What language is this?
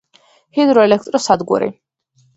Georgian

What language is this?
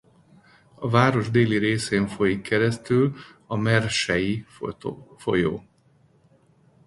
Hungarian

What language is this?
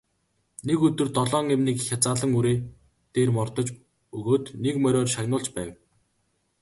Mongolian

